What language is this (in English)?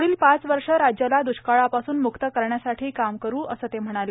Marathi